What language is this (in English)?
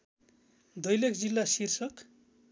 Nepali